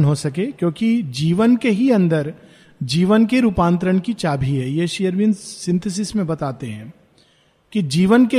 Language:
Hindi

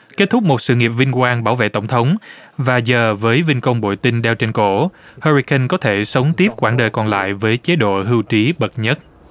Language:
Vietnamese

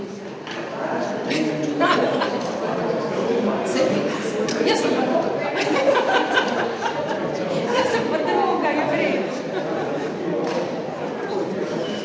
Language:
Slovenian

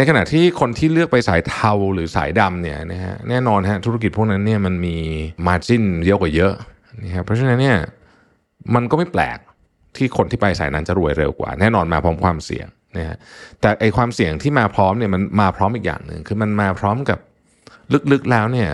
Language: Thai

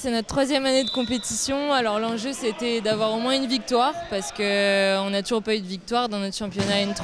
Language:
French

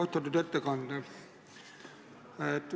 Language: Estonian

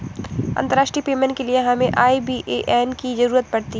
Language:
Hindi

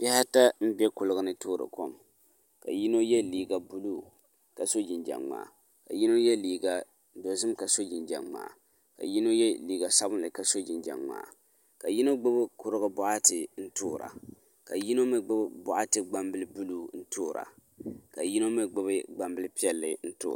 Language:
Dagbani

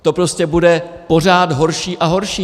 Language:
Czech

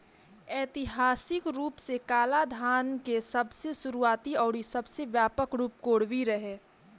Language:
Bhojpuri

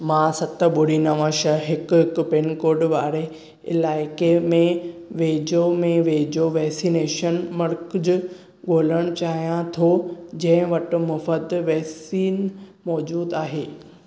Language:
Sindhi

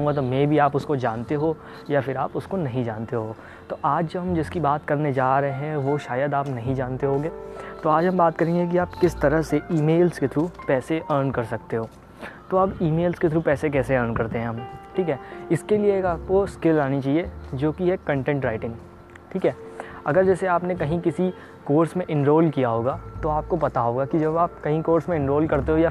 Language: Hindi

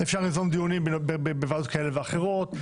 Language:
Hebrew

